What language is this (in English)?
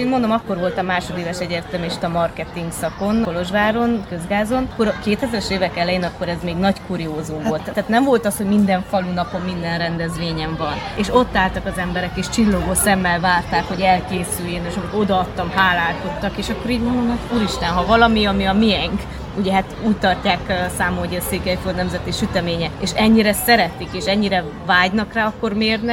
Hungarian